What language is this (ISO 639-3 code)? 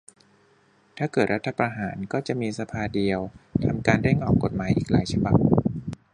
tha